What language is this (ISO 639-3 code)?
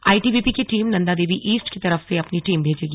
hin